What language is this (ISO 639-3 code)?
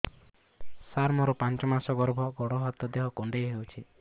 ori